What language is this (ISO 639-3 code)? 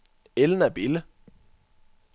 dan